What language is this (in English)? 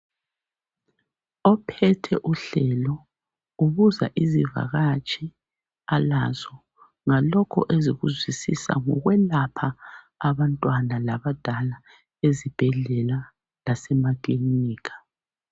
North Ndebele